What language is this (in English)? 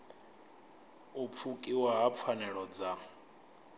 Venda